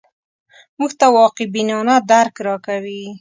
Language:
Pashto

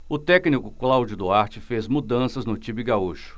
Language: Portuguese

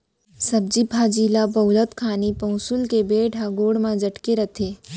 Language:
Chhattisgarhi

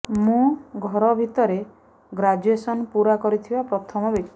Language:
Odia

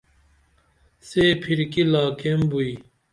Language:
Dameli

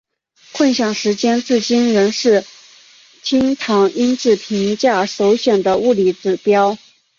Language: Chinese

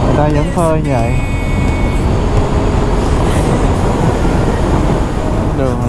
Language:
Vietnamese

